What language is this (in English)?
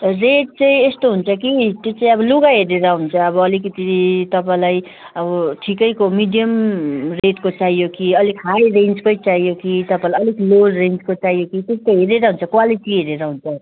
Nepali